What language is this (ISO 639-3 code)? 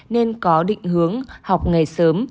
vie